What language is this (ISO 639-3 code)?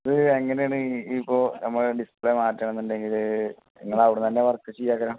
mal